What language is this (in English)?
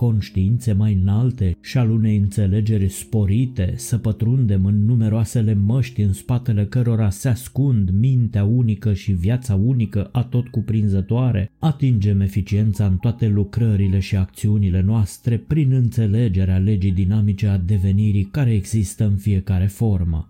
Romanian